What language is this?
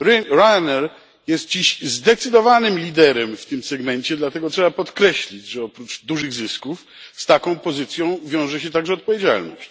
Polish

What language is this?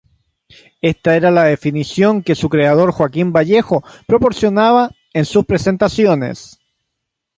Spanish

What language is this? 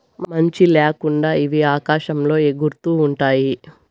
Telugu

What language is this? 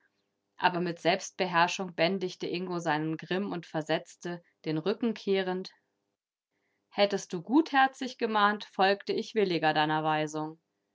German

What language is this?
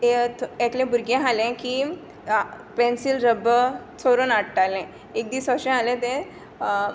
Konkani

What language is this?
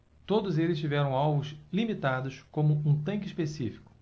Portuguese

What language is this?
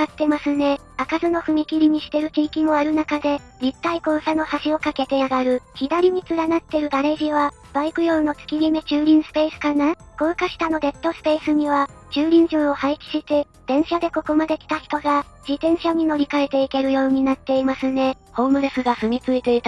Japanese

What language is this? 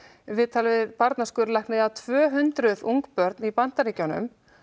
Icelandic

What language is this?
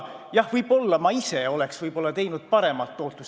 Estonian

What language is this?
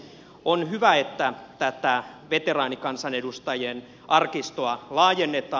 Finnish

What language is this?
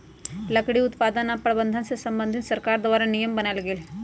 Magahi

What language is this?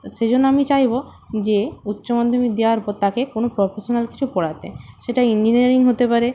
Bangla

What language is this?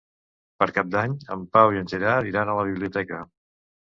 Catalan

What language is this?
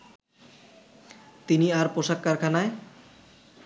Bangla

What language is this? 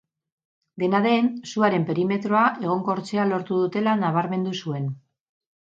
Basque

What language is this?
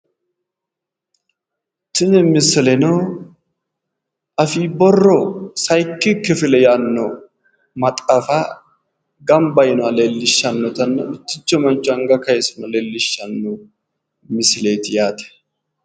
Sidamo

